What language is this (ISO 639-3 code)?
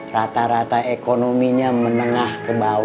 ind